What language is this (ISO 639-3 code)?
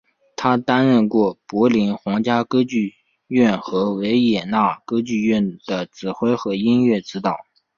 zho